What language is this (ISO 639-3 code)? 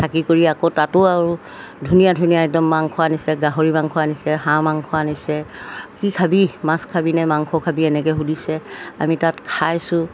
asm